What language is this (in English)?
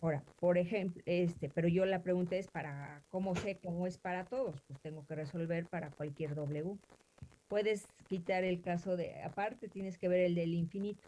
Spanish